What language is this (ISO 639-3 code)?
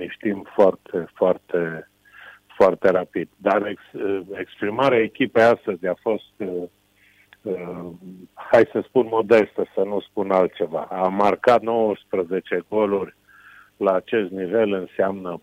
ron